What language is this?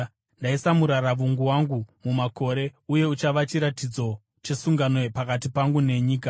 Shona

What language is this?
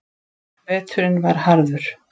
Icelandic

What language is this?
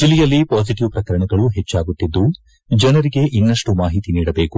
Kannada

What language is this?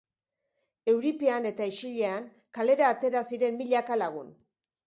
Basque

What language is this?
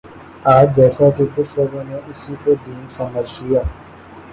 Urdu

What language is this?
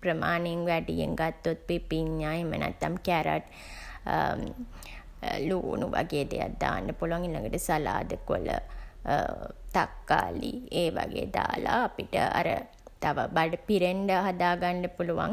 Sinhala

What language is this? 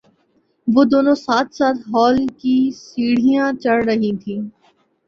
Urdu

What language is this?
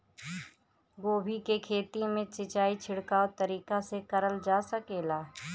Bhojpuri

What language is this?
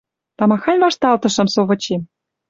Western Mari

